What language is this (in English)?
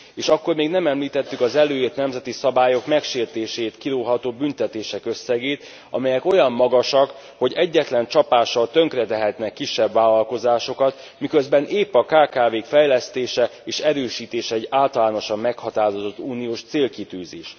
Hungarian